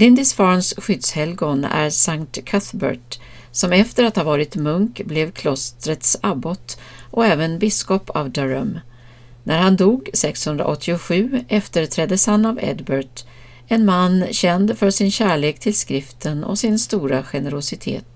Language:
Swedish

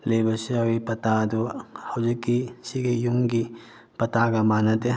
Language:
Manipuri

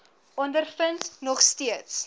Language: Afrikaans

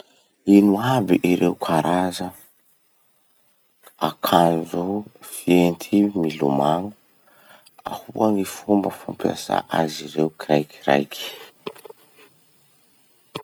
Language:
Masikoro Malagasy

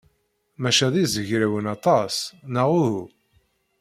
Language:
Kabyle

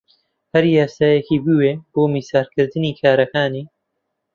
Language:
Central Kurdish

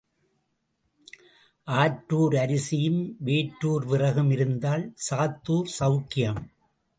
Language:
Tamil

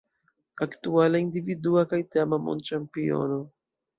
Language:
Esperanto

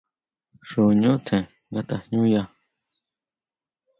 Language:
Huautla Mazatec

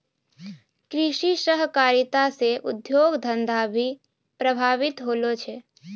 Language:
Maithili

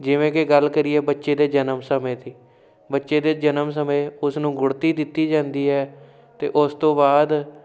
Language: Punjabi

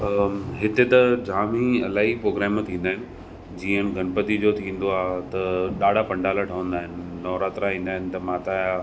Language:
Sindhi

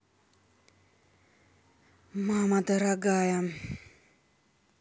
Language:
Russian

